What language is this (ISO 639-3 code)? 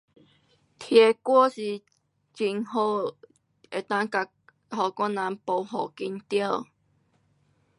cpx